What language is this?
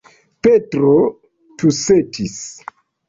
Esperanto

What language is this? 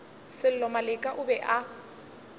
Northern Sotho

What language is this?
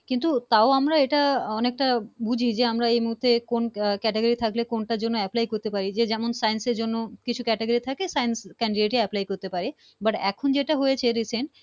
Bangla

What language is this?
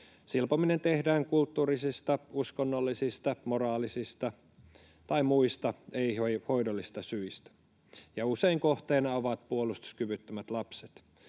Finnish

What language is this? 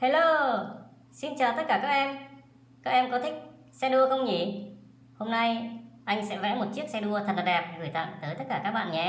Vietnamese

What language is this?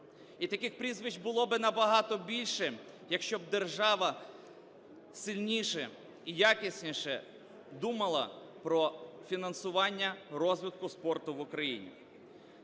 Ukrainian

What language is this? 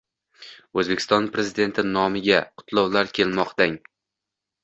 Uzbek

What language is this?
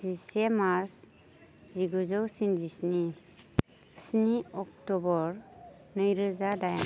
Bodo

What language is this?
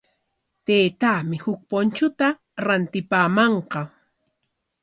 Corongo Ancash Quechua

